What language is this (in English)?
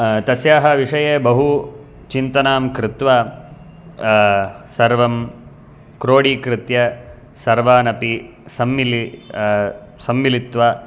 Sanskrit